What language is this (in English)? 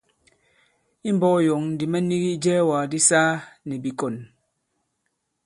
Bankon